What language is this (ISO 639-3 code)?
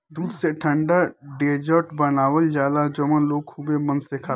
bho